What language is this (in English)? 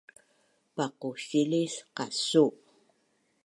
Bunun